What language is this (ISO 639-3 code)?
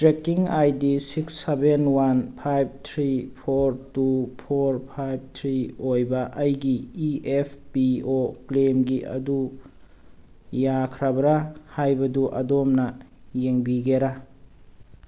mni